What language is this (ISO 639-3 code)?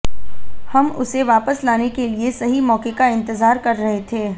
hin